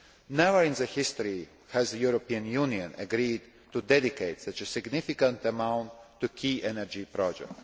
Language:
English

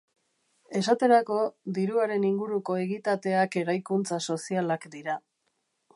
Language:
Basque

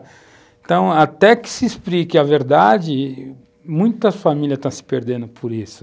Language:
Portuguese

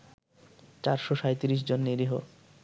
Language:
Bangla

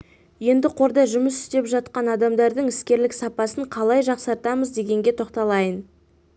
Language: Kazakh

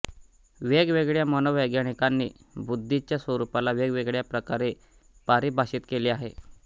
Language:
Marathi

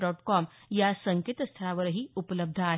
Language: Marathi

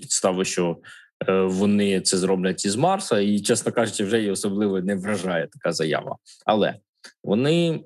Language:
Ukrainian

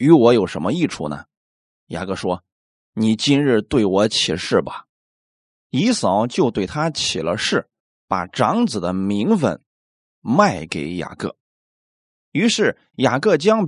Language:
Chinese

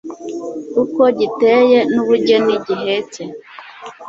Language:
Kinyarwanda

